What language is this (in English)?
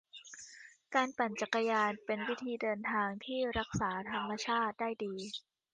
Thai